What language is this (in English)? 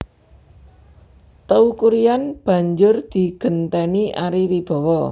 Javanese